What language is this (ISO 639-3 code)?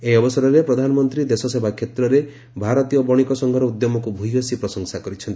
ori